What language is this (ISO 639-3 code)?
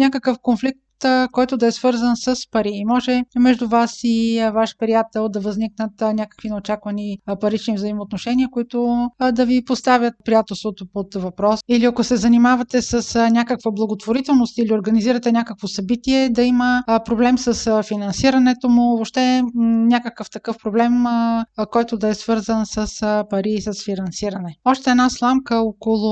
bul